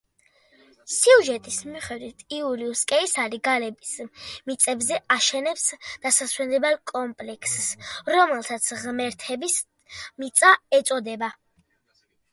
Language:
Georgian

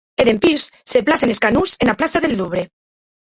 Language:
Occitan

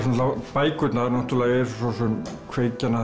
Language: Icelandic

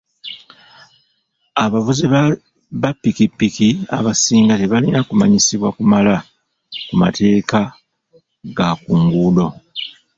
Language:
Ganda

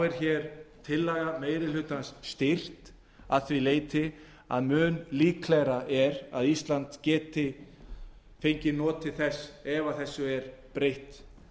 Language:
Icelandic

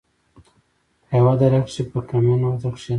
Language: Pashto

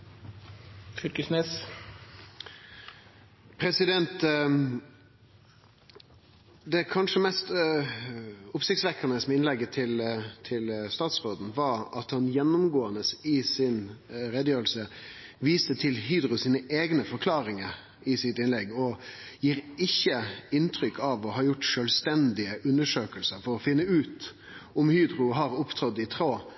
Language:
Norwegian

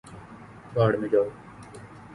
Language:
Urdu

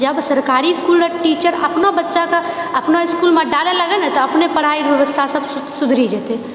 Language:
Maithili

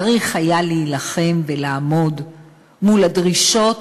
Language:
Hebrew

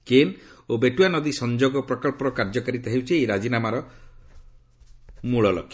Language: Odia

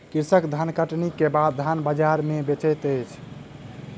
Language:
Maithili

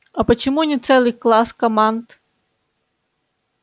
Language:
Russian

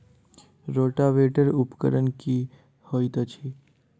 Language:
Maithili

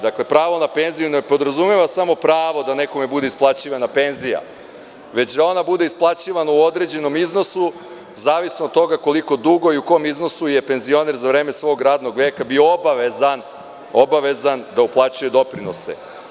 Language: Serbian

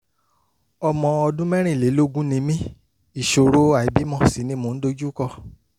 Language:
Yoruba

